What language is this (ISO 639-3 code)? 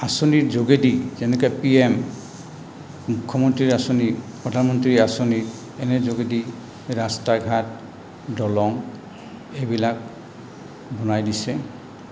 asm